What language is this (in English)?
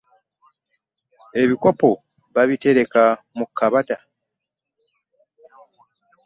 Ganda